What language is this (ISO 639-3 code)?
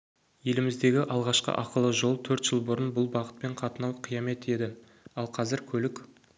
kaz